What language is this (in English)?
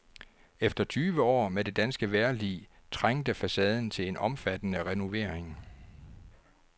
Danish